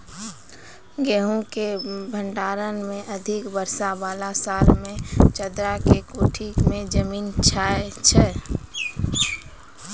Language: Maithili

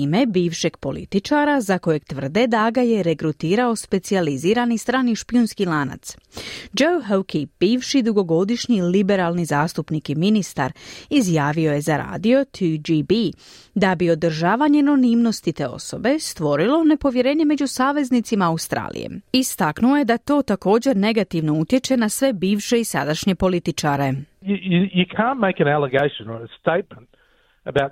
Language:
Croatian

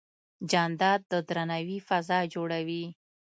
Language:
Pashto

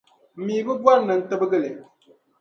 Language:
Dagbani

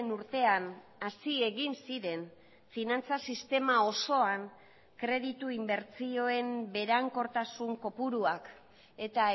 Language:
Basque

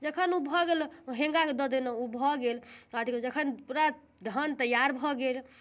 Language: Maithili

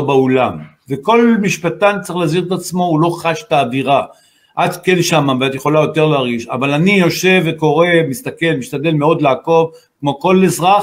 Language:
Hebrew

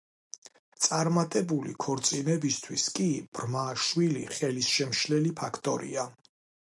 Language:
Georgian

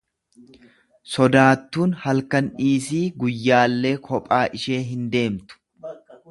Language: Oromo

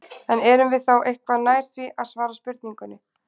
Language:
Icelandic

